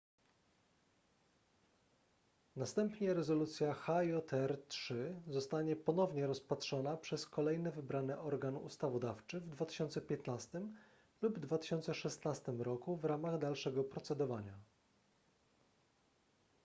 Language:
Polish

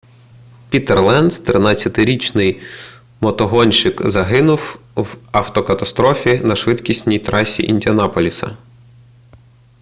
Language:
Ukrainian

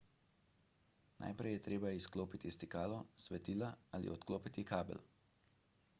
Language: Slovenian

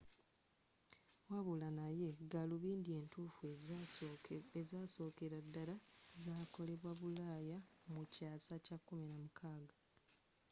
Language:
Ganda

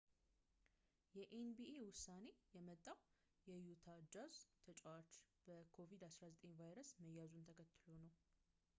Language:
Amharic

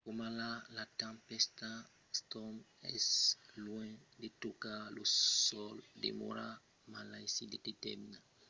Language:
Occitan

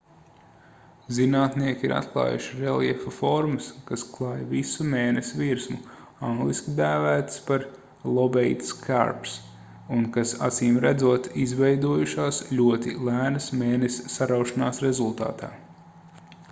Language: Latvian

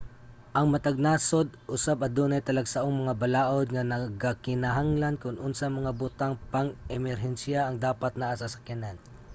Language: Cebuano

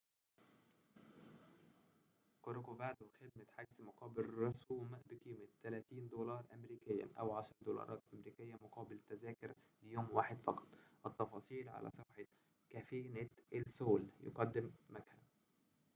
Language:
Arabic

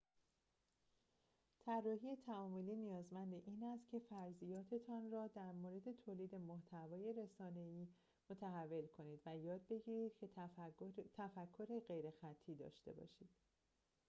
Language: Persian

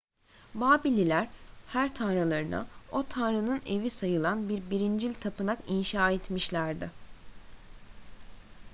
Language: Turkish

